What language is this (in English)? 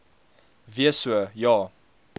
Afrikaans